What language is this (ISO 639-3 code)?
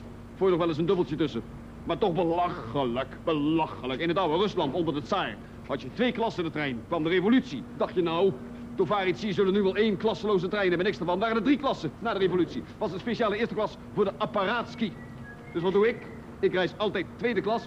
nld